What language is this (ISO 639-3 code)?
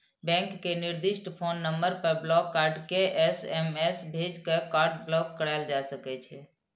mai